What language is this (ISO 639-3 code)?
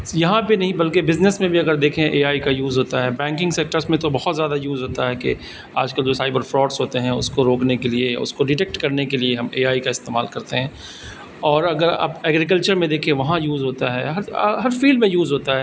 urd